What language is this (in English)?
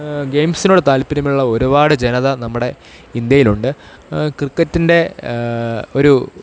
Malayalam